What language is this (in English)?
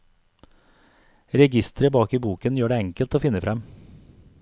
Norwegian